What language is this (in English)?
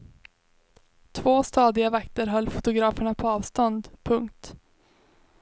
Swedish